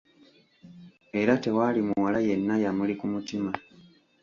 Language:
Ganda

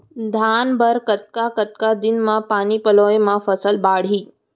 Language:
Chhattisgarhi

